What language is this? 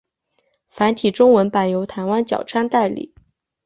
Chinese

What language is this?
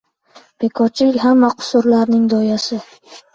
Uzbek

